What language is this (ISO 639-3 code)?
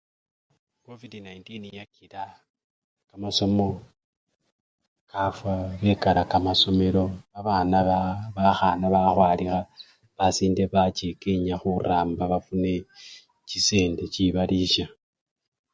luy